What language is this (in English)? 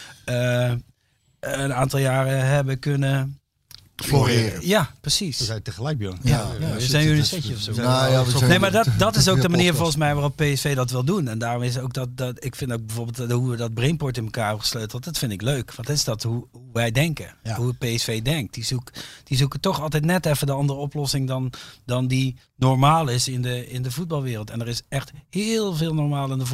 Dutch